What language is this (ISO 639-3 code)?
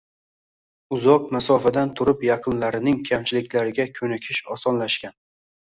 uzb